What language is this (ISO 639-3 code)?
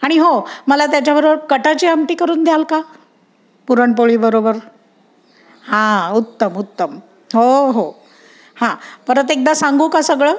mar